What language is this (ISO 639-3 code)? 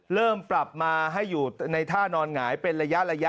tha